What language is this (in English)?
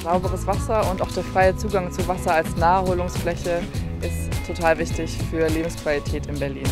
German